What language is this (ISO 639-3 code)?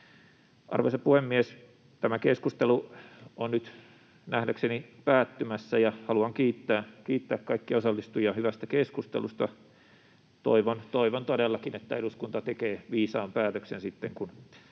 fin